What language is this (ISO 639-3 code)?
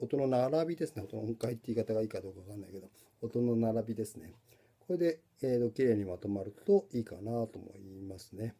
jpn